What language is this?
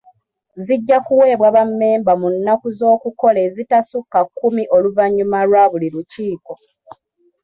Ganda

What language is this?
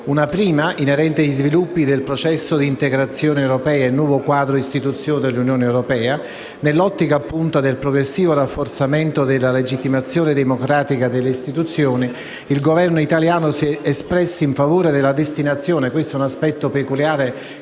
Italian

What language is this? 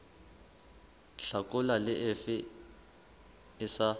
Southern Sotho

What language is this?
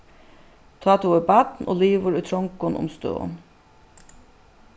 Faroese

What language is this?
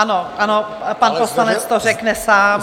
Czech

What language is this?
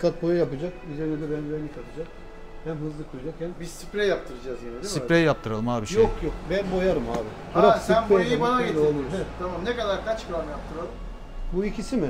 Turkish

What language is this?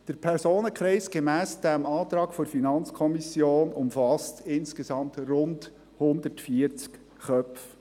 Swiss German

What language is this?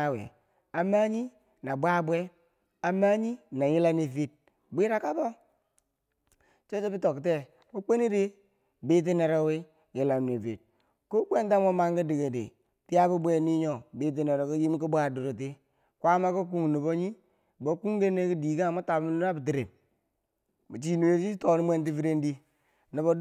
Bangwinji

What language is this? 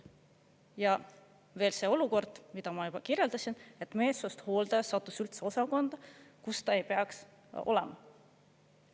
Estonian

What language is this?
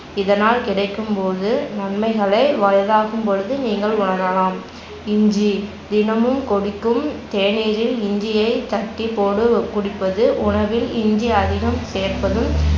Tamil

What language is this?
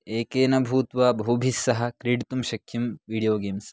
Sanskrit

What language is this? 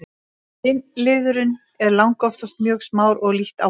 Icelandic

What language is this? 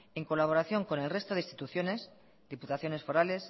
Spanish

